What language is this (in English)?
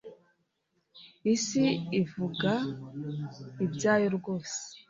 Kinyarwanda